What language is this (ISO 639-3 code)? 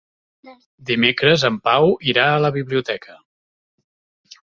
cat